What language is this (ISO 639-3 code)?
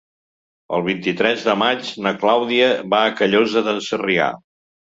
cat